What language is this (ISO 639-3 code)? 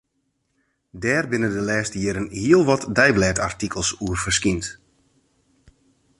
fry